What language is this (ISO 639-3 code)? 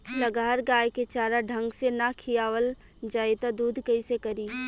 bho